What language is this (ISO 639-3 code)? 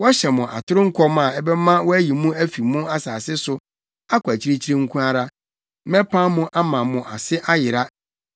aka